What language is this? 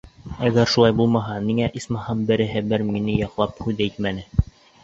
Bashkir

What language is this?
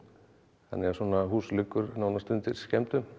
Icelandic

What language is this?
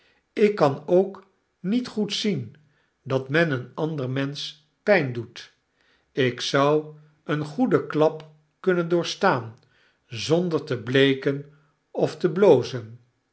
Dutch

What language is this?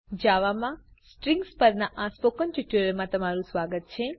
Gujarati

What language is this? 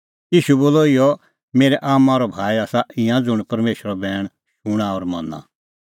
Kullu Pahari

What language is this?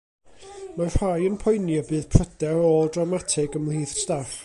Welsh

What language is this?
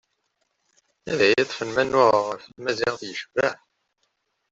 Kabyle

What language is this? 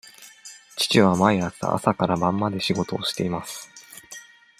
Japanese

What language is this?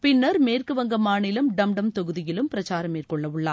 Tamil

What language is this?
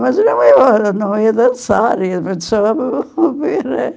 Portuguese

